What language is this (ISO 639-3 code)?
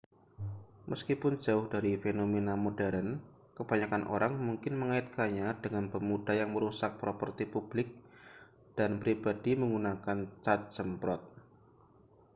ind